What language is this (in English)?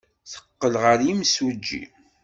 Kabyle